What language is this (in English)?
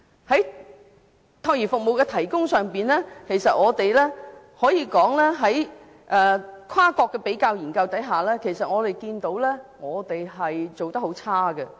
Cantonese